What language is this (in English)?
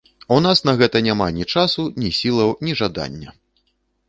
Belarusian